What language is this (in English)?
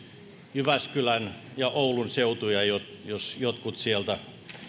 Finnish